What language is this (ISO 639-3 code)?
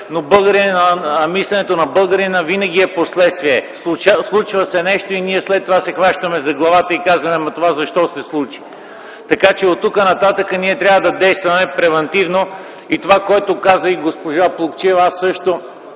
bul